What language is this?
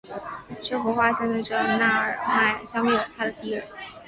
Chinese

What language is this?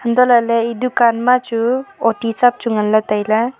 Wancho Naga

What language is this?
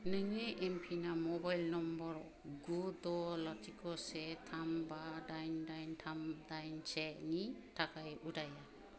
Bodo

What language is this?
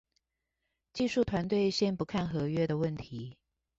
Chinese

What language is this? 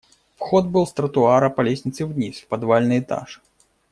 Russian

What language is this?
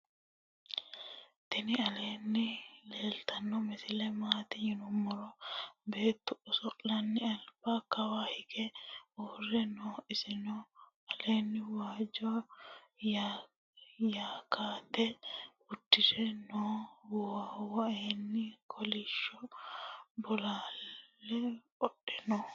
Sidamo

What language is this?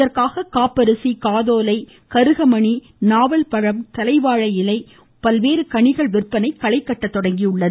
Tamil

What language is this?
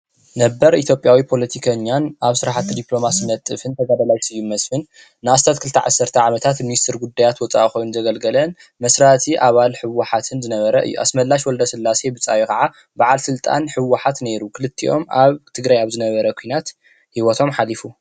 Tigrinya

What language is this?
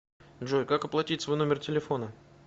Russian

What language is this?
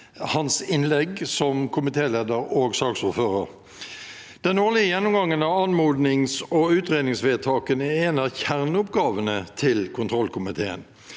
Norwegian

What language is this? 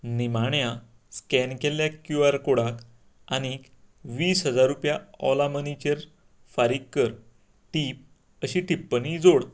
Konkani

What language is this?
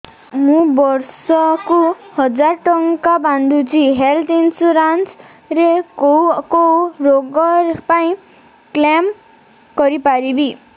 Odia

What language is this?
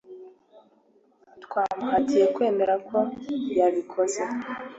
Kinyarwanda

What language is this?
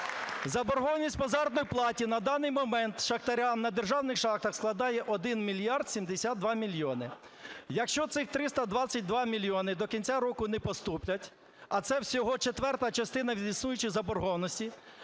Ukrainian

